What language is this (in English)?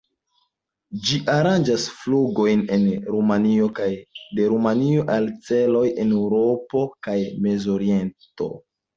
Esperanto